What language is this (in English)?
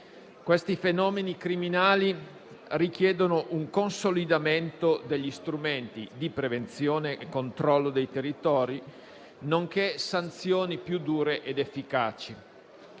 Italian